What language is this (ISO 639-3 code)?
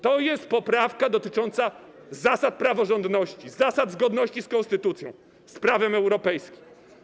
pol